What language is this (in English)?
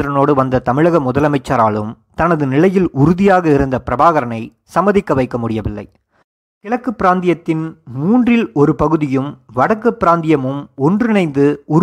Tamil